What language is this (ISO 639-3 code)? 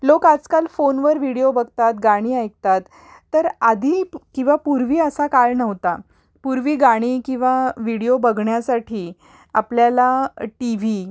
mar